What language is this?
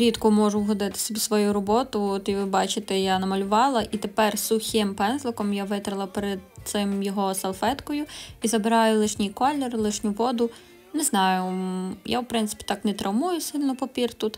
Ukrainian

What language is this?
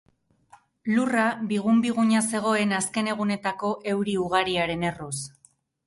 Basque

